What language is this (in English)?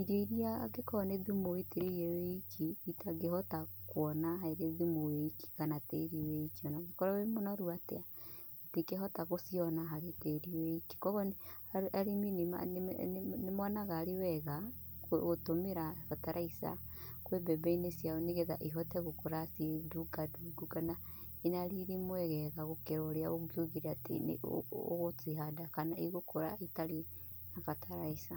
Kikuyu